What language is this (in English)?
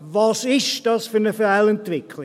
Swiss German